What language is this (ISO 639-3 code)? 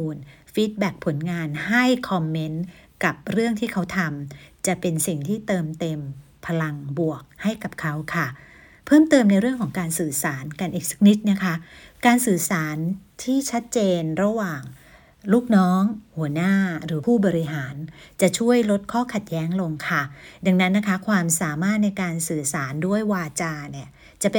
tha